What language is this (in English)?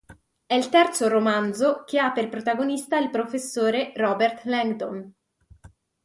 Italian